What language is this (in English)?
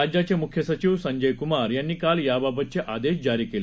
Marathi